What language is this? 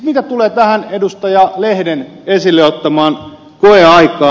Finnish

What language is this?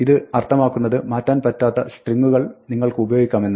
Malayalam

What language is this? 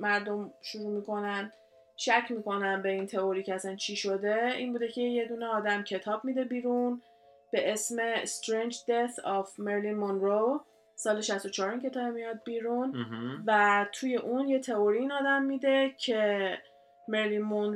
Persian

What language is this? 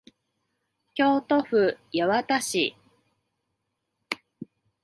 Japanese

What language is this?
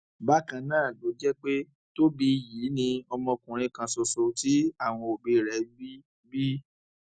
Yoruba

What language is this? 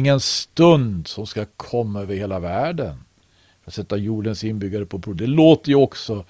Swedish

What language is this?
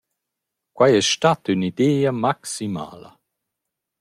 Romansh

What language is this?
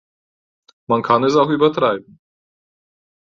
German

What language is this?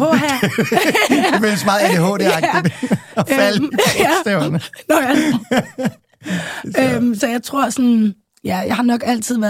Danish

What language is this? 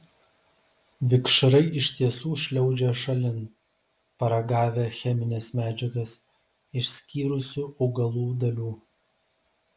Lithuanian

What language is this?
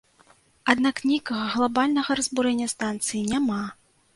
Belarusian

